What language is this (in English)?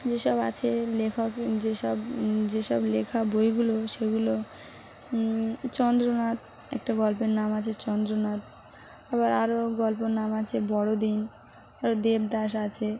Bangla